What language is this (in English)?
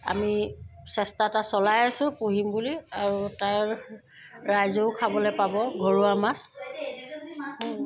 Assamese